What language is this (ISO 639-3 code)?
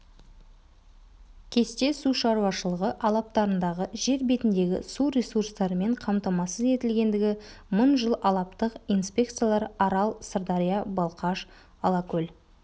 kaz